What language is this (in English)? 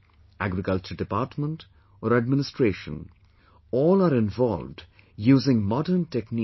English